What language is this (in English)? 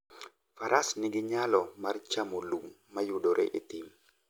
Luo (Kenya and Tanzania)